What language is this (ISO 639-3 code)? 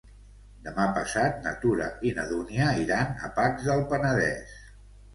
cat